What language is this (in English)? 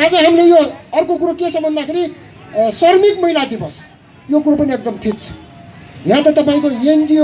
Korean